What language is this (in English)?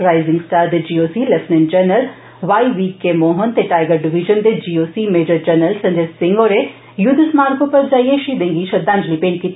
Dogri